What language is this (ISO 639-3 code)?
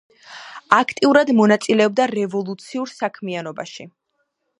kat